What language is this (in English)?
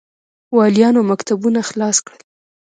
Pashto